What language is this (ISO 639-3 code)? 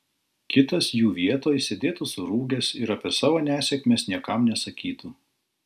lit